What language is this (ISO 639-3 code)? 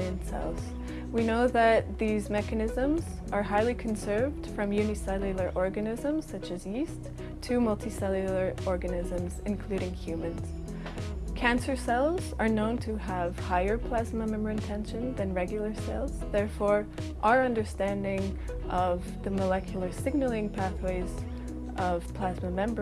eng